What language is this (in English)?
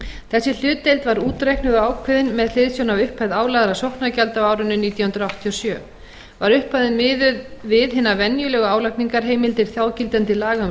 Icelandic